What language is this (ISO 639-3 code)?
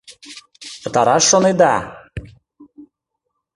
chm